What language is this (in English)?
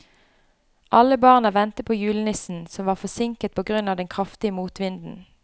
Norwegian